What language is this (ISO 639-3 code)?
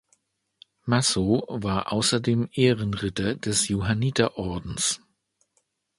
deu